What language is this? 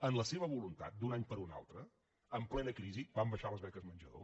Catalan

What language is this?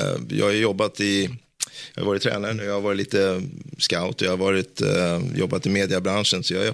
Swedish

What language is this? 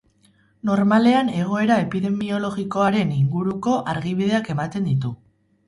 Basque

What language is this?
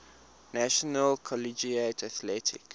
English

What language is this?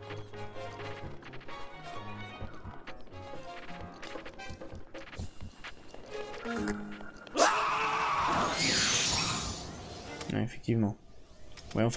French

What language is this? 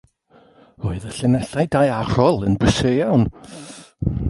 Welsh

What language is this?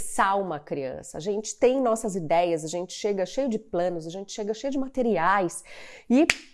Portuguese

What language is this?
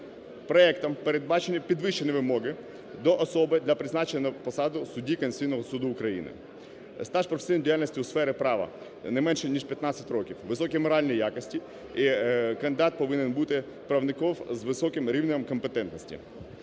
Ukrainian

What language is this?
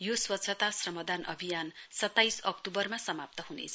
Nepali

